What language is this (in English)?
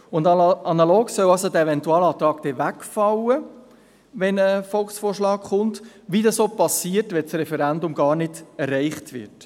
Swiss German